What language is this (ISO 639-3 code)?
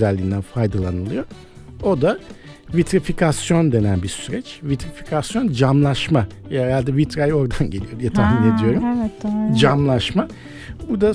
tur